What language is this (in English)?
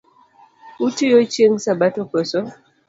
Luo (Kenya and Tanzania)